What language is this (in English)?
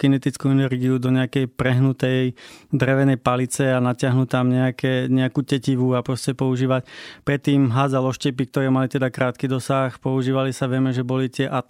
Slovak